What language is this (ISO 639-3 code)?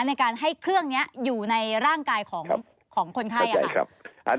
tha